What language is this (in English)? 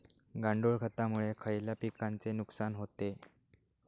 Marathi